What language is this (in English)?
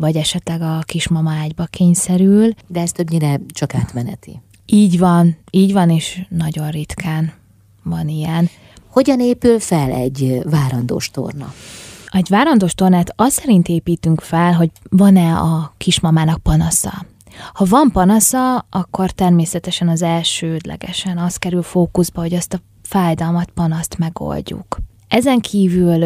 Hungarian